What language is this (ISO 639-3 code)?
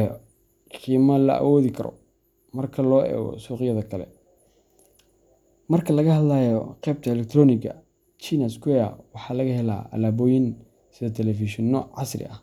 som